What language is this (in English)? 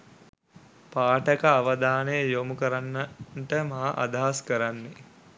Sinhala